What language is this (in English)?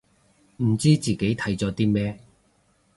Cantonese